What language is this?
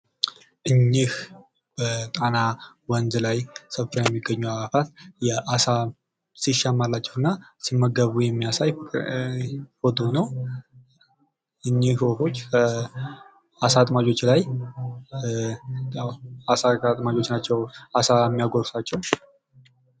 Amharic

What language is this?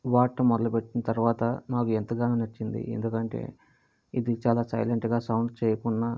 Telugu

